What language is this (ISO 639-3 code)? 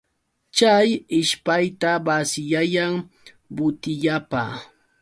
qux